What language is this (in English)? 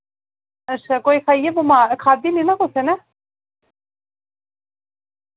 Dogri